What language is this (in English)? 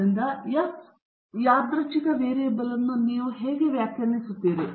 Kannada